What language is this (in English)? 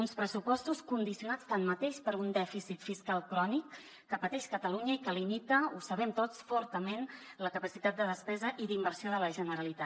Catalan